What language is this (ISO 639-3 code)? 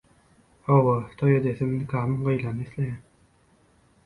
tuk